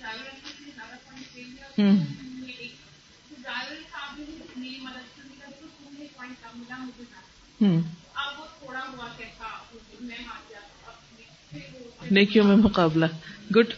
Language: Urdu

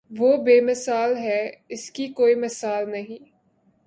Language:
Urdu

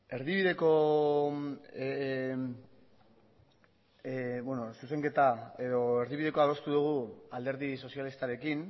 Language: Basque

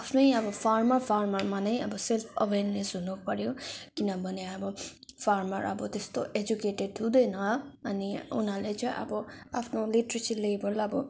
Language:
Nepali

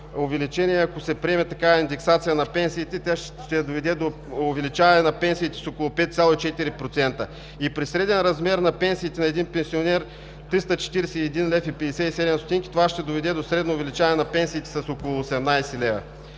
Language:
Bulgarian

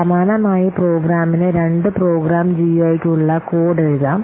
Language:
Malayalam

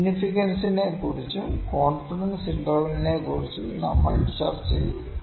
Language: Malayalam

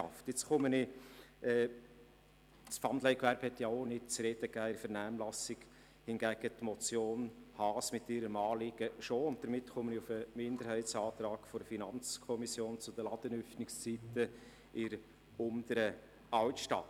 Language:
Swiss German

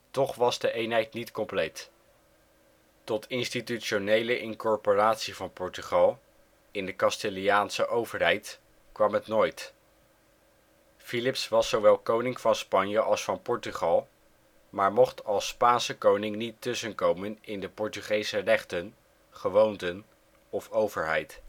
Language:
Dutch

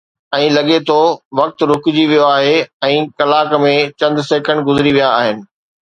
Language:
Sindhi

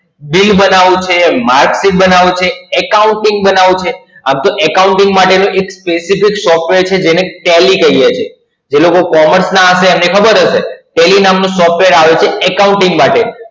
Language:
Gujarati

